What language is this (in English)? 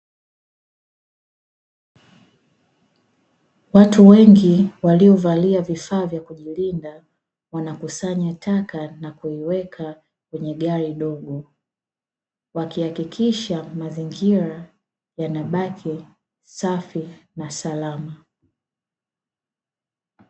Swahili